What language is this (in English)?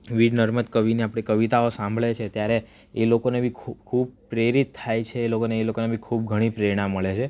Gujarati